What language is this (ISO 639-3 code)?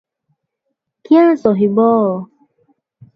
ori